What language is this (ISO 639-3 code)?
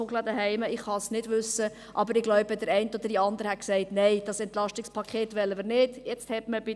gsw